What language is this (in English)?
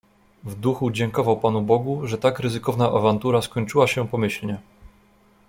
Polish